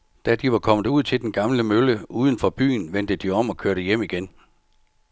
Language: Danish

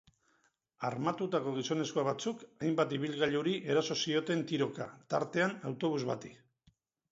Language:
Basque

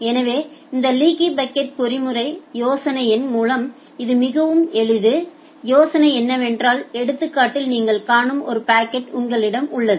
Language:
Tamil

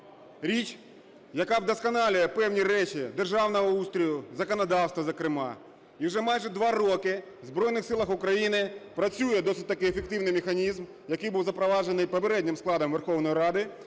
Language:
Ukrainian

